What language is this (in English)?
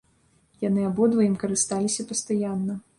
Belarusian